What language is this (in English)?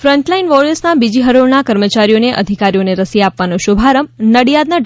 Gujarati